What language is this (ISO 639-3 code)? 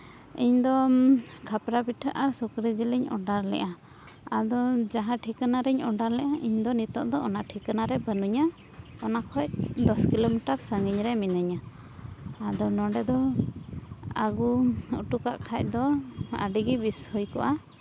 sat